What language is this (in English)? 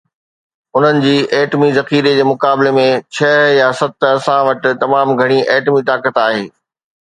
Sindhi